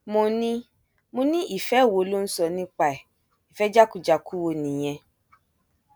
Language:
Yoruba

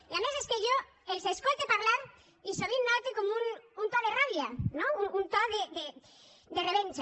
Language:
Catalan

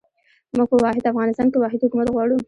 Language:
Pashto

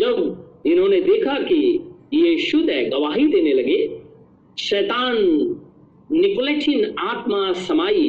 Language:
Hindi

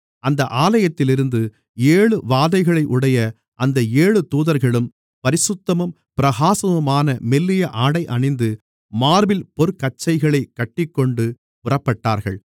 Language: Tamil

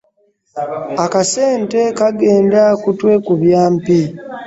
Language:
Ganda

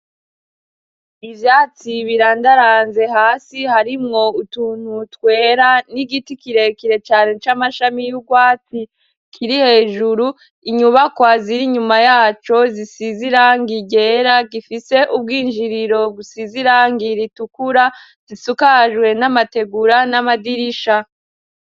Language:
Rundi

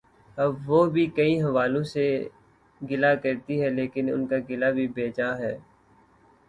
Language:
Urdu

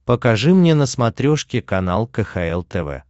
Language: Russian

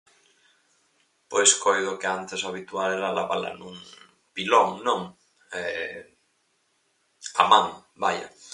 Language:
Galician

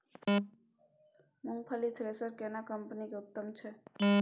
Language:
Maithili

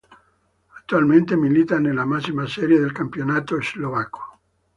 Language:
Italian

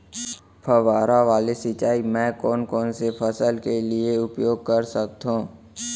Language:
Chhattisgarhi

